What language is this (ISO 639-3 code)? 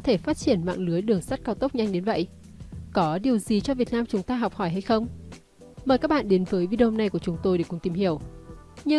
vie